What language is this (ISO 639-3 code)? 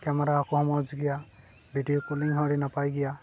sat